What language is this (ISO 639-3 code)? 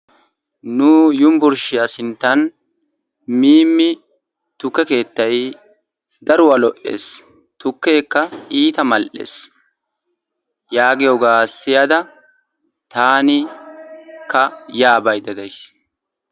wal